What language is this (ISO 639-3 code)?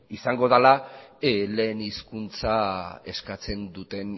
eus